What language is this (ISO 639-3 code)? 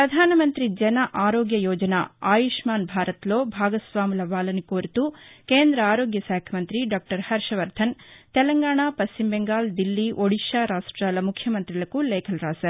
tel